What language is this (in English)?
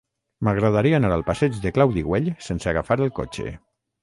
Catalan